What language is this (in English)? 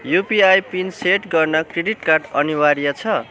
Nepali